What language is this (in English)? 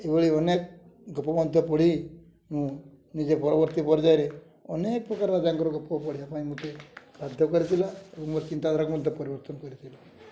Odia